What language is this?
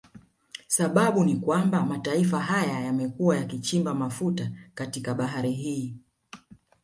Swahili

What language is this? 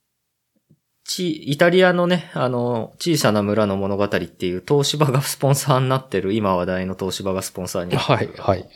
Japanese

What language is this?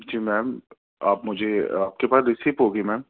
Urdu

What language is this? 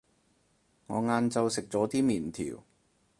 Cantonese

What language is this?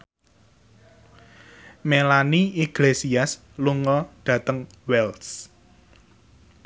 Javanese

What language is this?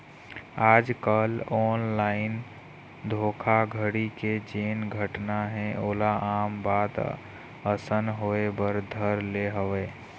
Chhattisgarhi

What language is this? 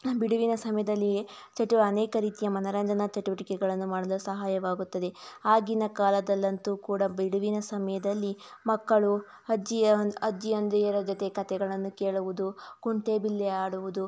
Kannada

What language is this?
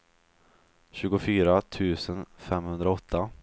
Swedish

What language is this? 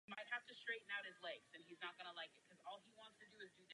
Czech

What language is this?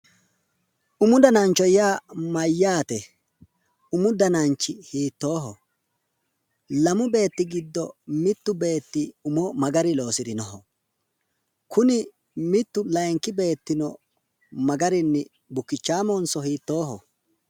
Sidamo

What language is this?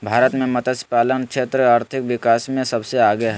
Magahi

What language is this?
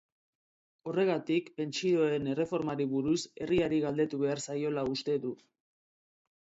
Basque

